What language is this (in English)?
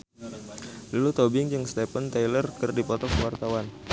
Sundanese